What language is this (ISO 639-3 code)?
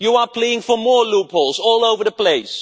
eng